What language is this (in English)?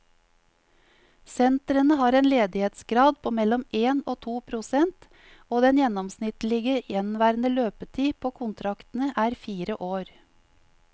Norwegian